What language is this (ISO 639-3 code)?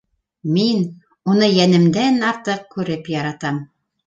bak